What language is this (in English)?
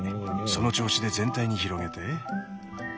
Japanese